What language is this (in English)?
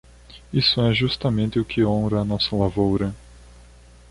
Portuguese